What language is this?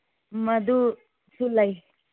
Manipuri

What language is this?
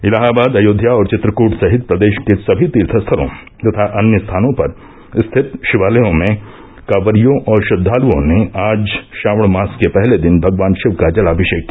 Hindi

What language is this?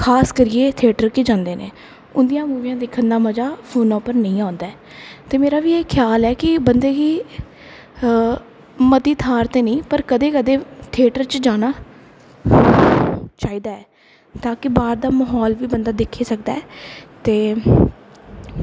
Dogri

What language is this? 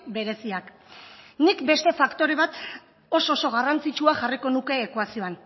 Basque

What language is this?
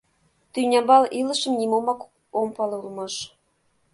Mari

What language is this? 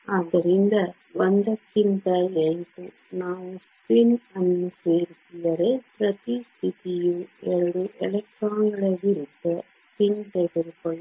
Kannada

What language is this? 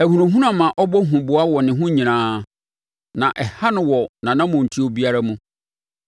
Akan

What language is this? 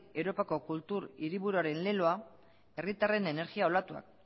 Basque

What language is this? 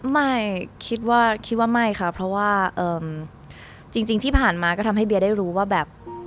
Thai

